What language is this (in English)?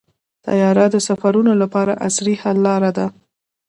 Pashto